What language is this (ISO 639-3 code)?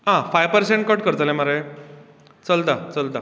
kok